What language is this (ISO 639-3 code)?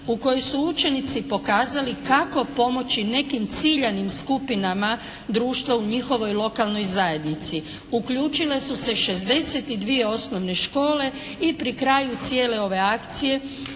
hrv